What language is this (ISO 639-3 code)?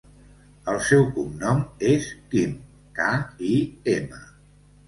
cat